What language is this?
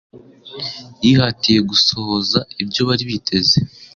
Kinyarwanda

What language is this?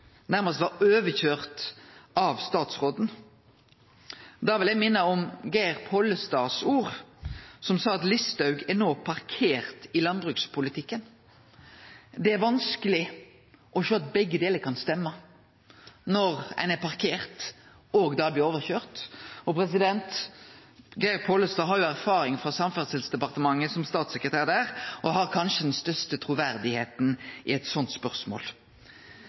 Norwegian Nynorsk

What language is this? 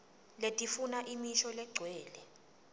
Swati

